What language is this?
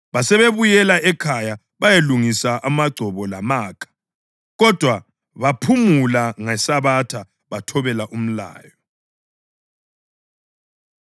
North Ndebele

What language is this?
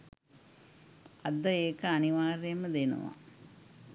Sinhala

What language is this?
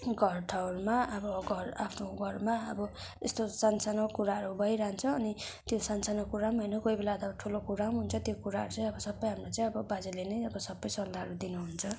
Nepali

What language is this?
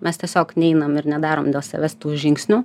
Lithuanian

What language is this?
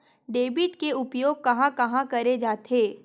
Chhattisgarhi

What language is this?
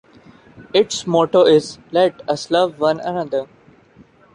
English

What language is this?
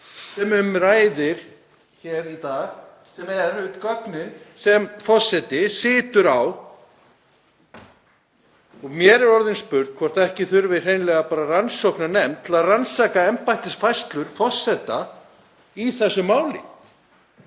Icelandic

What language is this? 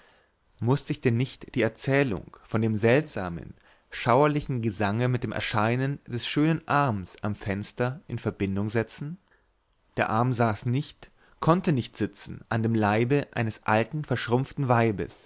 German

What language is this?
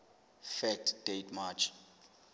Southern Sotho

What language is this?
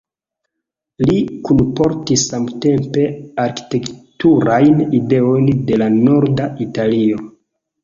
Esperanto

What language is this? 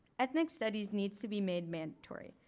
English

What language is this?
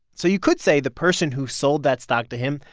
English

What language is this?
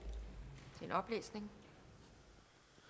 Danish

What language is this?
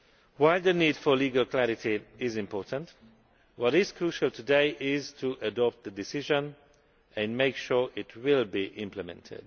English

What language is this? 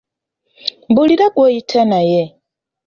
Ganda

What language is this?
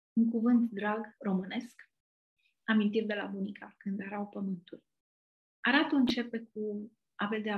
Romanian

